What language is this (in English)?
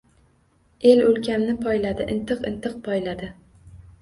Uzbek